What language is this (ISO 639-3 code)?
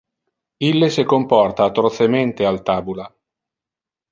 ina